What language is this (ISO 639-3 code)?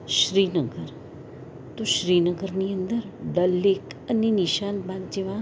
guj